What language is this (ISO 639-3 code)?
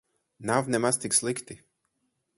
lav